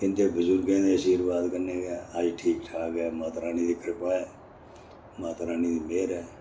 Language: Dogri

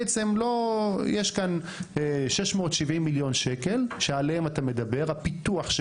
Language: Hebrew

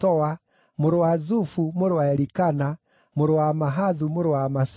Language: Kikuyu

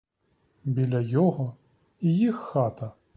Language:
Ukrainian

